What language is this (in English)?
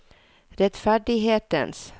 Norwegian